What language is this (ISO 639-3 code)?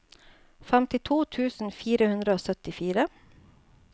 nor